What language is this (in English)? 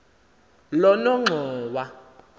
Xhosa